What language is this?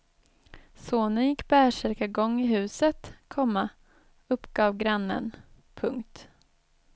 Swedish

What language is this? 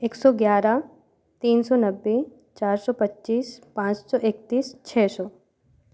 Hindi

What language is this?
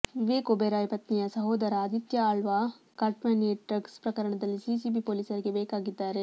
Kannada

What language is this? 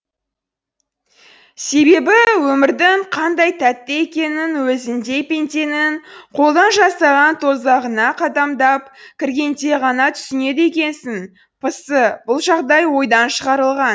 Kazakh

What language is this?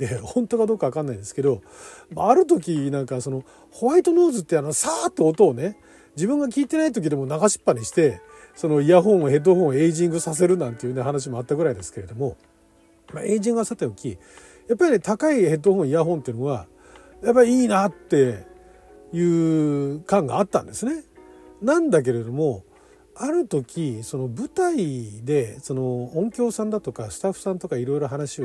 Japanese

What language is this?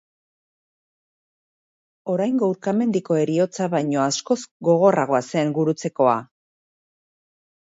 Basque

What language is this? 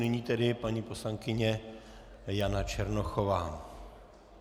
Czech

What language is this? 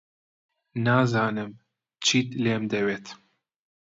Central Kurdish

